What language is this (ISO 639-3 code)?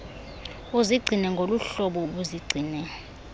xho